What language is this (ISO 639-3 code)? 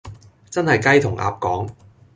yue